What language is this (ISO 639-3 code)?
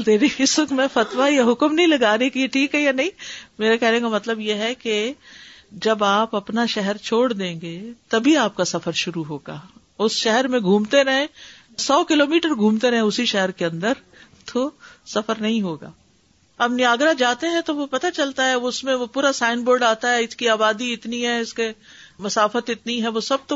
urd